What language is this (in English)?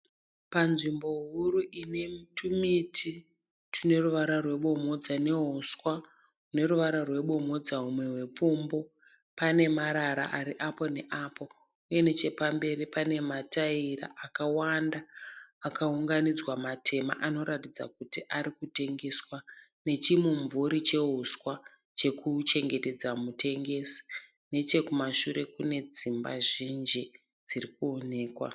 Shona